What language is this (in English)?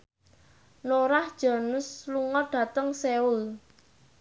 Javanese